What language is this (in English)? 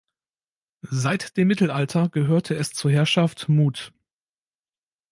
German